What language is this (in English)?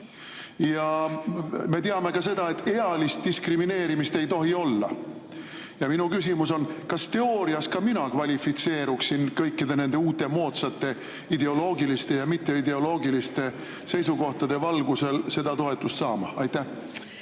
Estonian